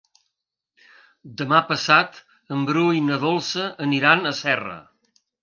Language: Catalan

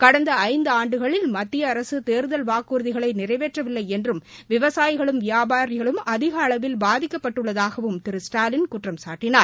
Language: Tamil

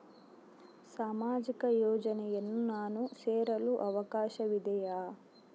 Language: Kannada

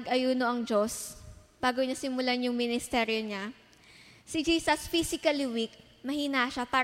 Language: Filipino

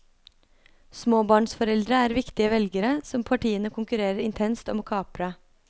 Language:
Norwegian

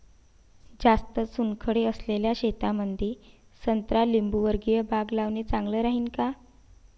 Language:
Marathi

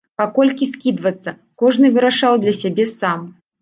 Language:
Belarusian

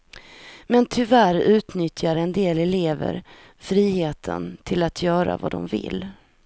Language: Swedish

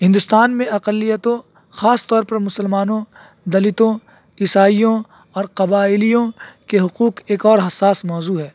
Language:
Urdu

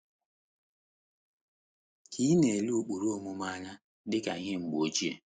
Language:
Igbo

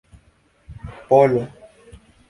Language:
Esperanto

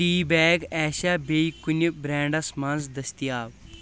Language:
Kashmiri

